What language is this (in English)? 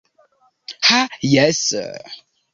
Esperanto